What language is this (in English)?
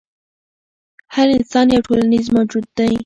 Pashto